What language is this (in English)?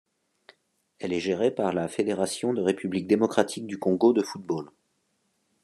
French